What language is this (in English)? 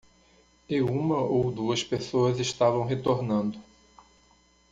Portuguese